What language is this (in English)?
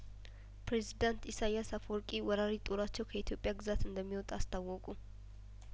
Amharic